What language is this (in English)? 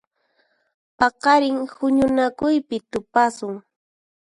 Puno Quechua